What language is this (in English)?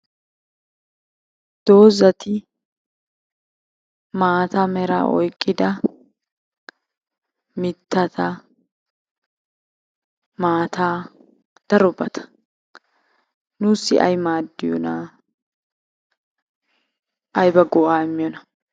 Wolaytta